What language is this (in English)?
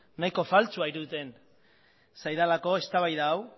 Basque